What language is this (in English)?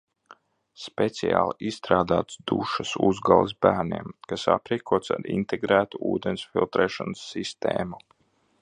Latvian